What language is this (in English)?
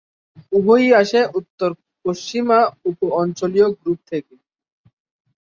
Bangla